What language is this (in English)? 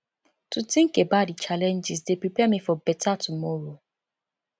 Nigerian Pidgin